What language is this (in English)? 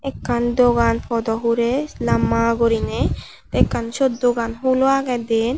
Chakma